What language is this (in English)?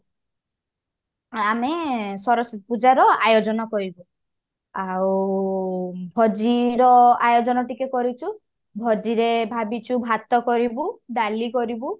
Odia